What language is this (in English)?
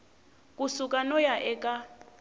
Tsonga